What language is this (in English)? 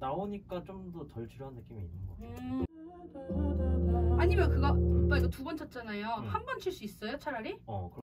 Korean